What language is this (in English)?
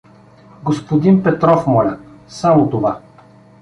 Bulgarian